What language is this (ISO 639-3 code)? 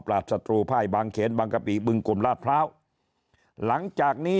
tha